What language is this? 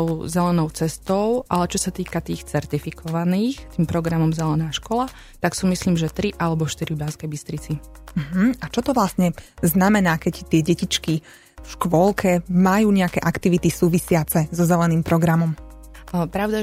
Slovak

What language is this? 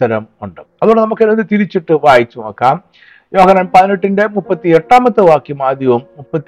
Malayalam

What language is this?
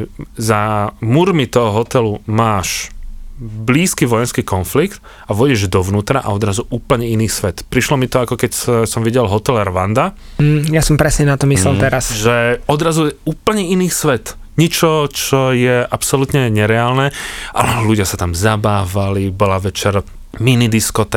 Slovak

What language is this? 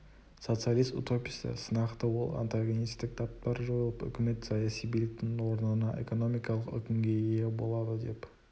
Kazakh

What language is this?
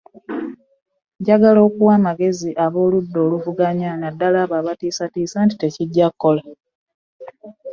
Ganda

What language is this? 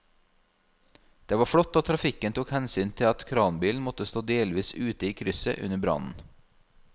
Norwegian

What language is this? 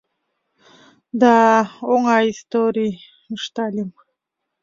Mari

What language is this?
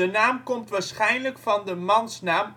Dutch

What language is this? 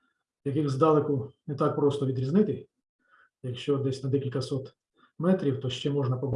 Ukrainian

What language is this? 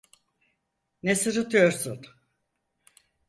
Turkish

